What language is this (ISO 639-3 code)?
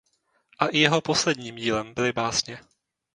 ces